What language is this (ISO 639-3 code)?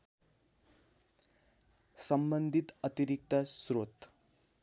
nep